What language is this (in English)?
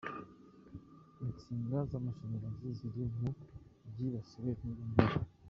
Kinyarwanda